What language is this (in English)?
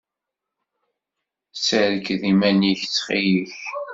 Kabyle